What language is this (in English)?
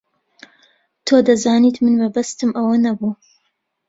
Central Kurdish